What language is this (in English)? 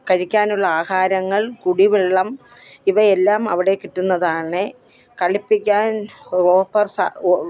Malayalam